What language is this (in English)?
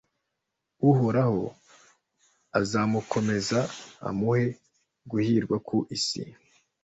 Kinyarwanda